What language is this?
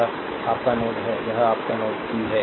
Hindi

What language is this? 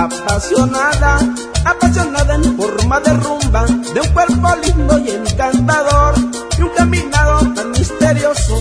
Spanish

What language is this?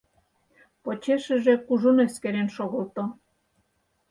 Mari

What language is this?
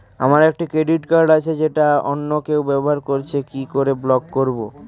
Bangla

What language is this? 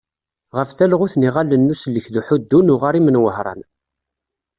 Kabyle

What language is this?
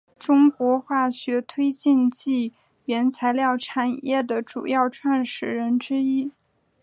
Chinese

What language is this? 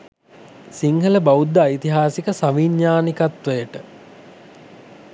Sinhala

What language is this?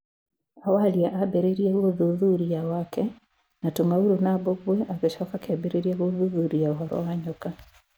Kikuyu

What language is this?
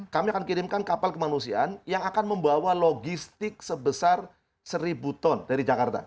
Indonesian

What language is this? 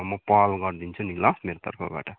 Nepali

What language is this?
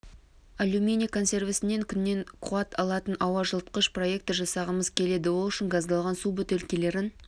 Kazakh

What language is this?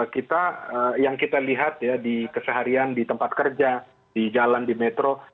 Indonesian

